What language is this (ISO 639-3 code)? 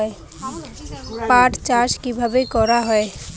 ben